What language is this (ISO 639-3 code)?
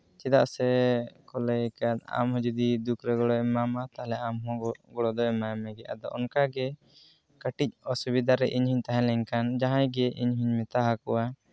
sat